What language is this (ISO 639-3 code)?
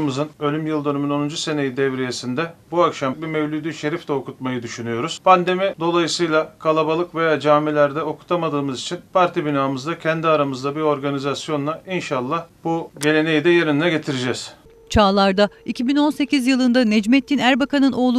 tur